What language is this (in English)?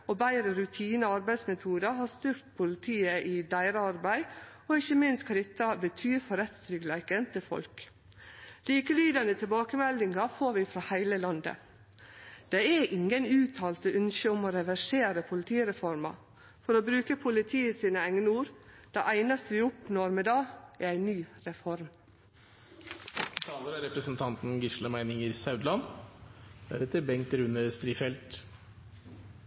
Norwegian Nynorsk